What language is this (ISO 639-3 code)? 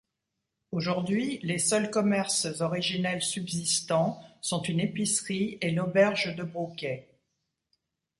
fra